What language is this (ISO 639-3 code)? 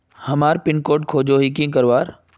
mag